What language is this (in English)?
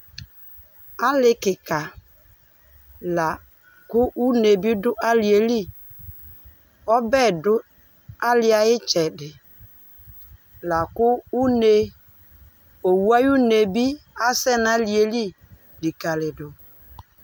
Ikposo